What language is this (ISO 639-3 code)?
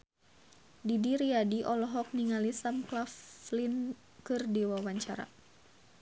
sun